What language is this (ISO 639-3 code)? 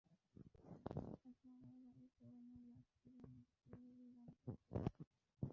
ben